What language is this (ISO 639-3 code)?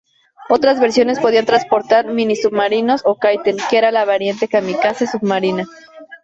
spa